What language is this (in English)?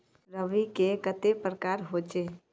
Magahi